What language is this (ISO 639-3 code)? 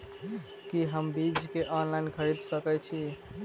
mai